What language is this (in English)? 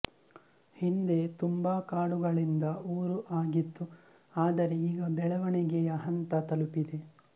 Kannada